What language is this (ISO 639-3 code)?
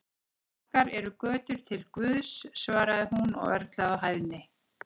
isl